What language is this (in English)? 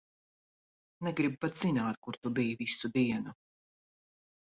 Latvian